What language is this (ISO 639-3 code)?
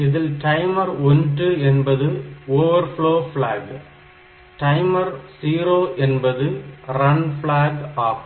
tam